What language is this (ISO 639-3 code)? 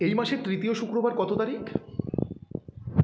ben